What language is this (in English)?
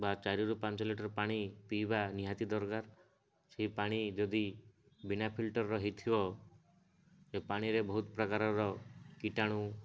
Odia